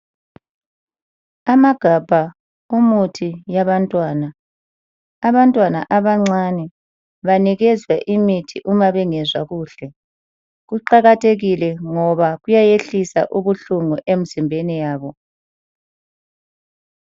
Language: North Ndebele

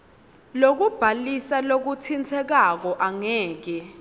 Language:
Swati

